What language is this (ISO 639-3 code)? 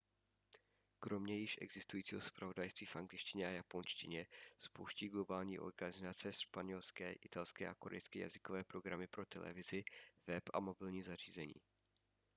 ces